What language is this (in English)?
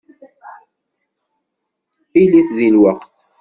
Kabyle